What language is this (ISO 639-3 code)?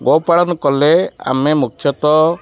ori